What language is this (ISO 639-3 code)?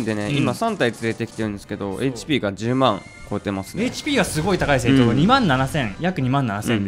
jpn